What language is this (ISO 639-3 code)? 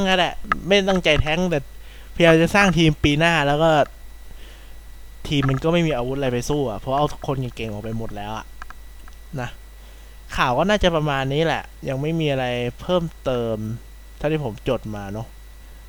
tha